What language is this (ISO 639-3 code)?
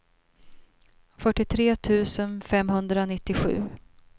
swe